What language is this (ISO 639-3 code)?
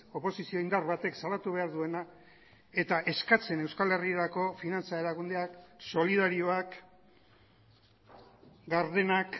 eus